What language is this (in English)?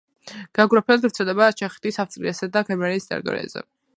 Georgian